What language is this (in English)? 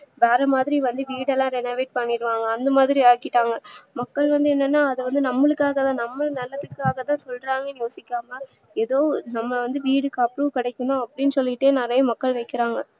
Tamil